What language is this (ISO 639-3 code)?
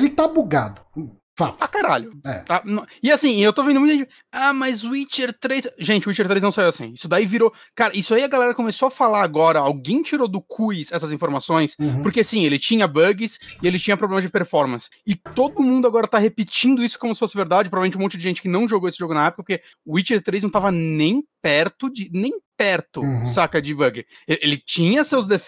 por